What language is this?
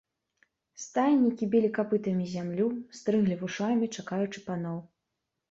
Belarusian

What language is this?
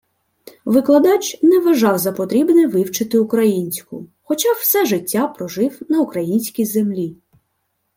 Ukrainian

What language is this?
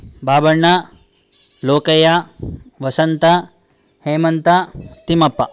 Sanskrit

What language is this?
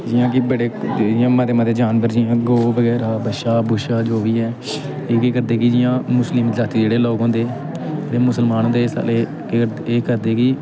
Dogri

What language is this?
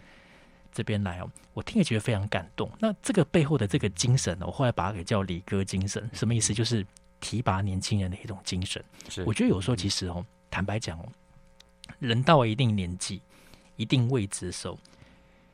Chinese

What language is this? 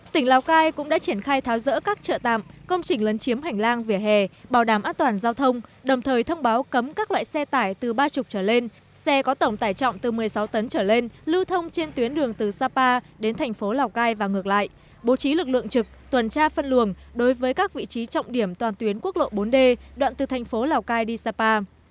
Vietnamese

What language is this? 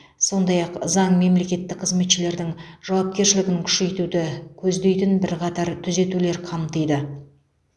Kazakh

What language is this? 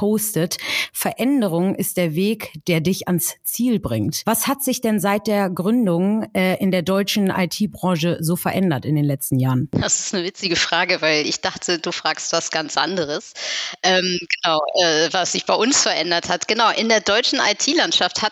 German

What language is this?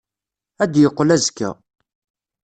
Kabyle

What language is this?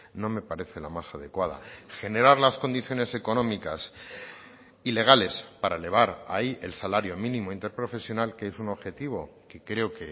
Spanish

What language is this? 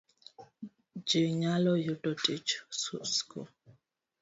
Luo (Kenya and Tanzania)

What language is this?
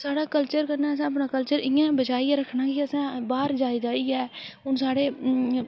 Dogri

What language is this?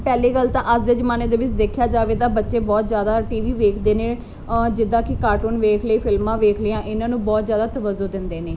Punjabi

